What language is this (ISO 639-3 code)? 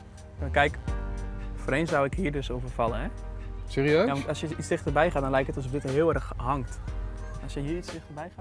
nld